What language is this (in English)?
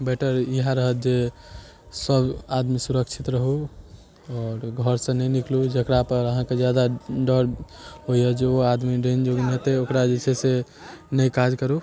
Maithili